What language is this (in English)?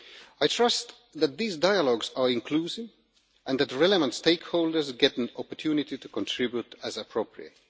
English